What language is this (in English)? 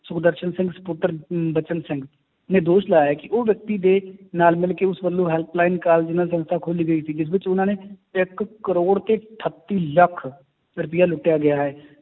Punjabi